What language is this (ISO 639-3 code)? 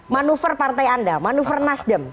ind